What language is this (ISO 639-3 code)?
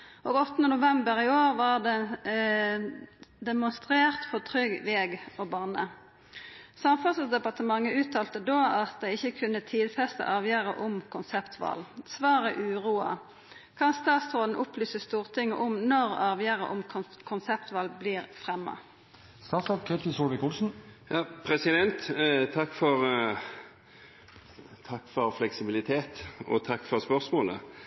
nor